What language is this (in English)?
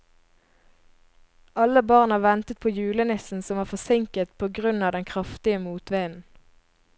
Norwegian